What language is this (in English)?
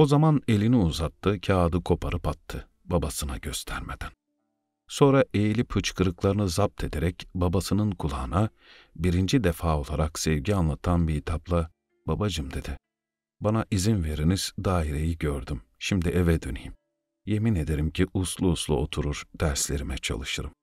Turkish